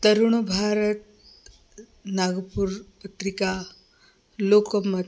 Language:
Sanskrit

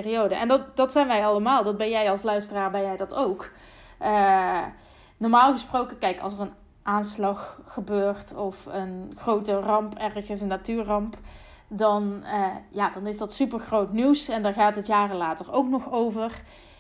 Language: Dutch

